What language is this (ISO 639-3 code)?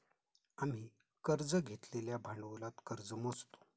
mar